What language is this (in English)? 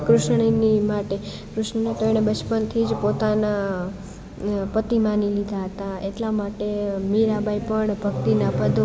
Gujarati